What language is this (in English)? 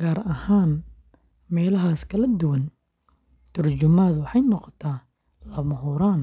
Somali